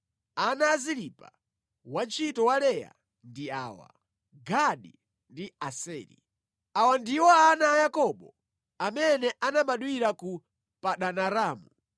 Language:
Nyanja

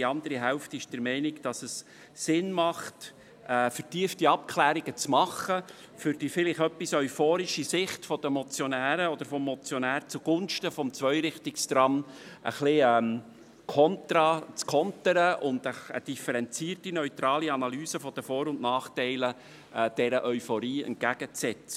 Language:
Swiss German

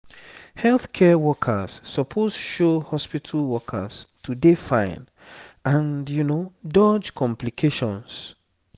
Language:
Nigerian Pidgin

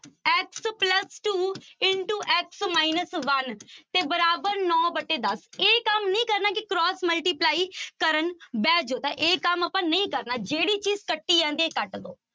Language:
Punjabi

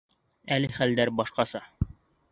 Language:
Bashkir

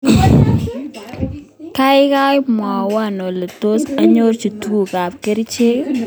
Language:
Kalenjin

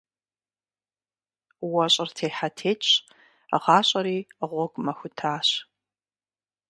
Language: Kabardian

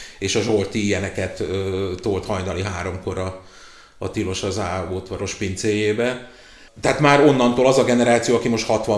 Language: Hungarian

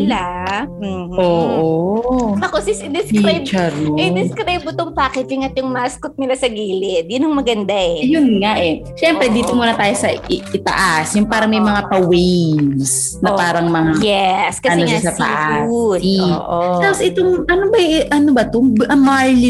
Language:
Filipino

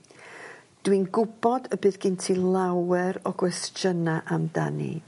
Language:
Welsh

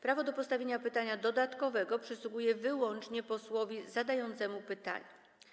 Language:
Polish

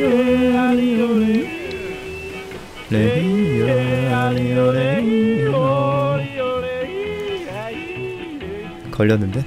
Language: Korean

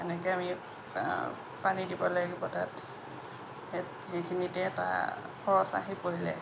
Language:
Assamese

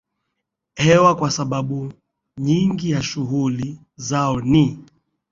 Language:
Swahili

